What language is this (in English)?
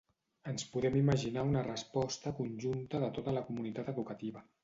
Catalan